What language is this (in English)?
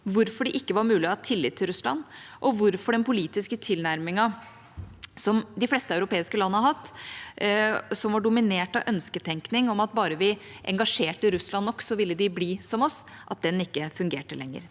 Norwegian